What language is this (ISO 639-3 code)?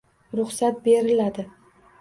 uzb